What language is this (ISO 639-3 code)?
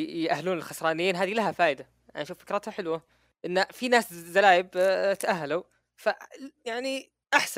ara